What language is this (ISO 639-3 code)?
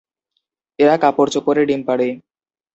ben